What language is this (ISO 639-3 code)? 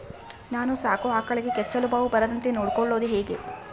kan